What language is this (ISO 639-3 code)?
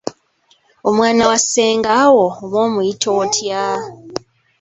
lug